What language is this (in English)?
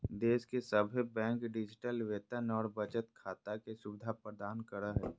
Magahi